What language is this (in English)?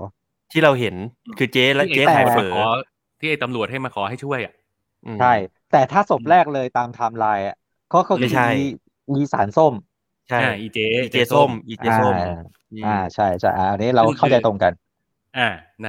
Thai